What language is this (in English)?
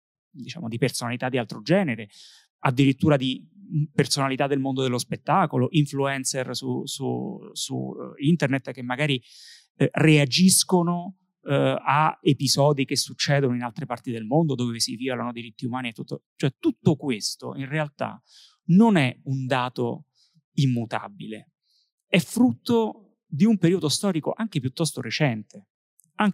Italian